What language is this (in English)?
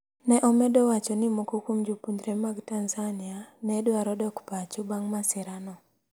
Luo (Kenya and Tanzania)